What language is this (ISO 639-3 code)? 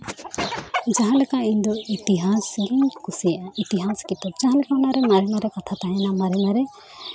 sat